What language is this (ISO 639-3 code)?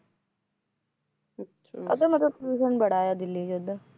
pan